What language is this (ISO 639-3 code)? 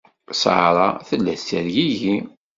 kab